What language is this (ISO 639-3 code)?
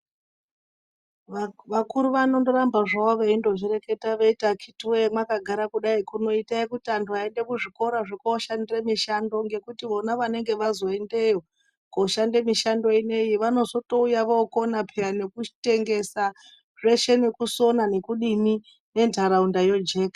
ndc